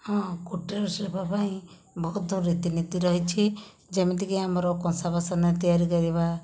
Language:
Odia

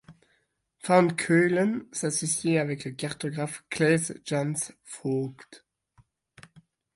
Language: French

